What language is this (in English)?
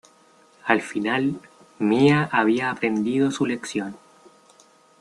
Spanish